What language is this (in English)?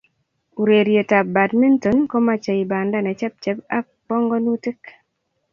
Kalenjin